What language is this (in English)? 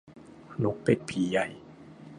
Thai